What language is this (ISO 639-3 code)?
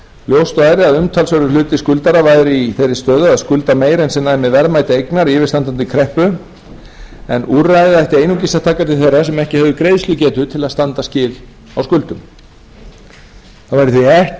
isl